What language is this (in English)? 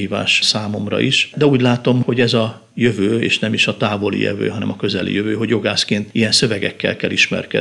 Hungarian